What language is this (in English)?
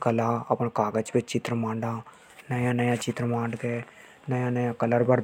Hadothi